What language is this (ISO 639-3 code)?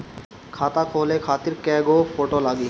bho